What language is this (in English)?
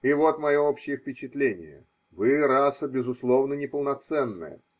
Russian